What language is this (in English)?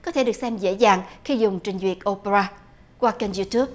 Vietnamese